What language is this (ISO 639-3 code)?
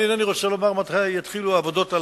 heb